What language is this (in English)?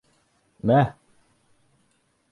Bashkir